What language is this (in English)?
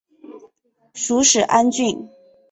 Chinese